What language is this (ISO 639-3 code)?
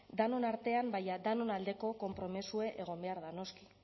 eus